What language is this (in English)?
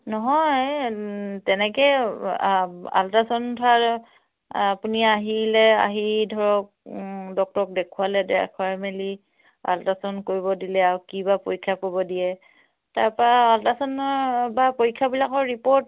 Assamese